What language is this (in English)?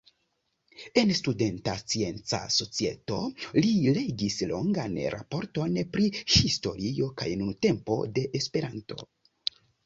Esperanto